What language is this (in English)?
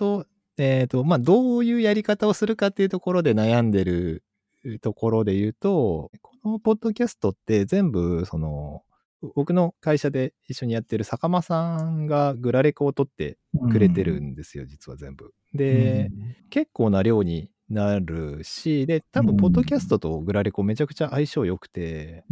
Japanese